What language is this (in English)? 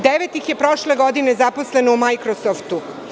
Serbian